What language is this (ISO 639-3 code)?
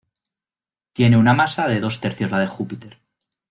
spa